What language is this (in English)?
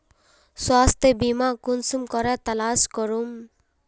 Magahi